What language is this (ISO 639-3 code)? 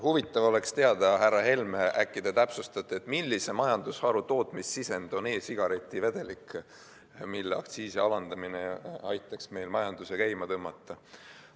est